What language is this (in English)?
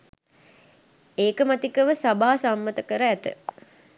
Sinhala